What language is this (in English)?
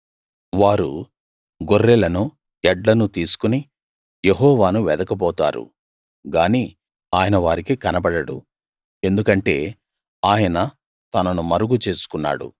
Telugu